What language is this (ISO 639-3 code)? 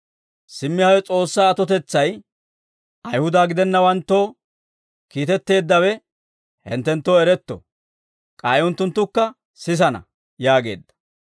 dwr